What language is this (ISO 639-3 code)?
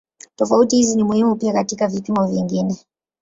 swa